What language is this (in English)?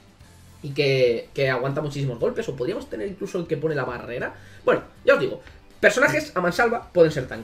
Spanish